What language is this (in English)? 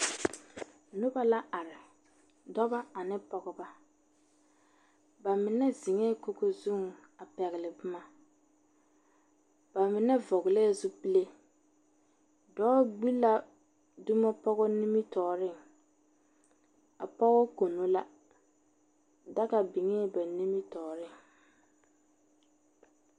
Southern Dagaare